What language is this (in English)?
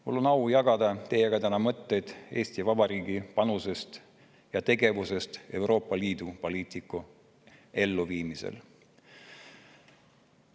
Estonian